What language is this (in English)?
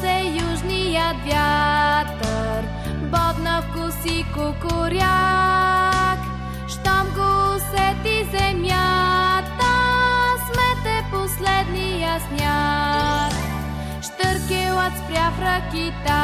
Bulgarian